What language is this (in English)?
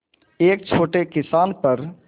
Hindi